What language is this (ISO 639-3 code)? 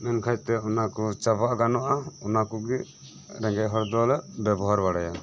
sat